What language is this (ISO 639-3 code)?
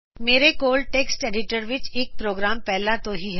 pan